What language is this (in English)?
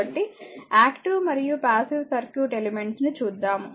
Telugu